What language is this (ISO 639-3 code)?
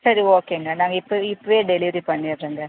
tam